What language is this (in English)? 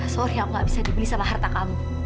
Indonesian